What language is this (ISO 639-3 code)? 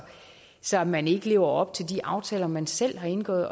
dan